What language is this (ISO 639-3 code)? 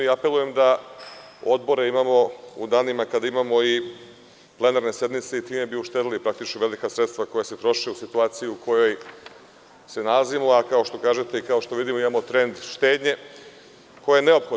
srp